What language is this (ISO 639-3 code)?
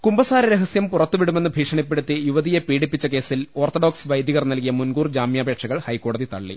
mal